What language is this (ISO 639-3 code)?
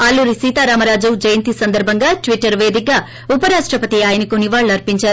tel